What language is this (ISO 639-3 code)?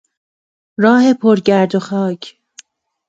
fas